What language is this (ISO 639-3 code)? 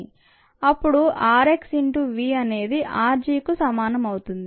tel